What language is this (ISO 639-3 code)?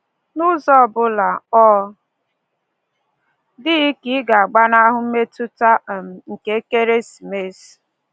ibo